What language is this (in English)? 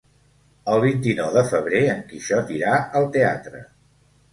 Catalan